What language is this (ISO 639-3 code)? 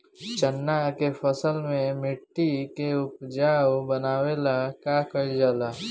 bho